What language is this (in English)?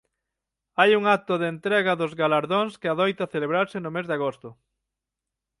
Galician